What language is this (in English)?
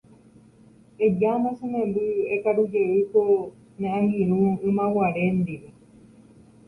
Guarani